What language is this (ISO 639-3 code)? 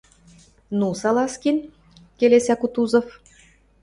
mrj